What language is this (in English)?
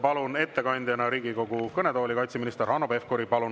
Estonian